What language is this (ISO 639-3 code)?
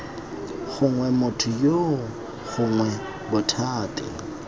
tsn